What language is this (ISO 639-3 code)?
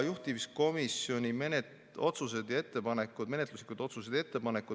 est